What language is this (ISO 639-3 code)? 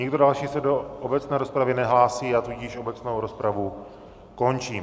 ces